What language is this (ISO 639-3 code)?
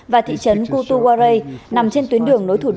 vie